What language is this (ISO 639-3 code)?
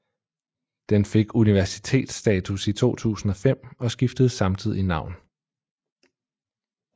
dan